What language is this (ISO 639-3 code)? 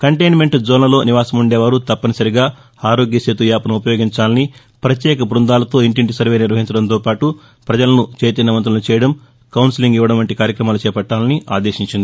tel